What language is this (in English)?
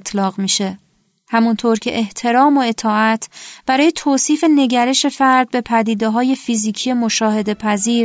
Persian